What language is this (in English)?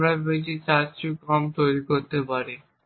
Bangla